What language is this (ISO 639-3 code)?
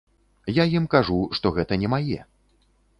bel